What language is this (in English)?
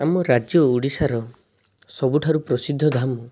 Odia